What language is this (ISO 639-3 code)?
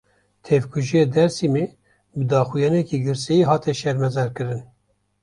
kur